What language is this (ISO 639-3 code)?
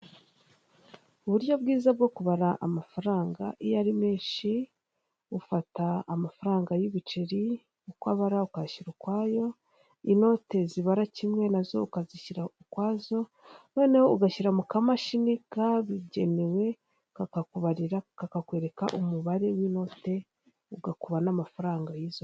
kin